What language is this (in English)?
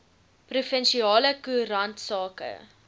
Afrikaans